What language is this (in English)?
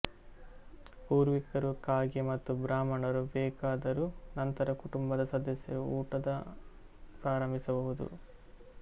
Kannada